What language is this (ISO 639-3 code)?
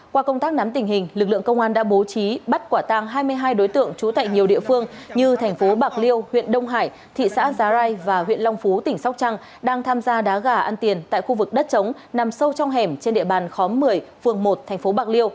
vie